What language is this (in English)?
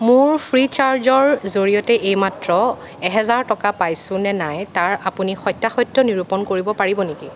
Assamese